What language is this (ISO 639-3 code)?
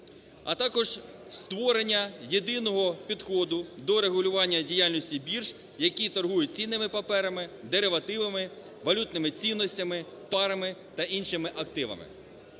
ukr